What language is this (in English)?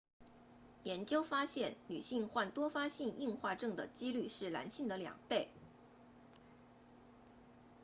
Chinese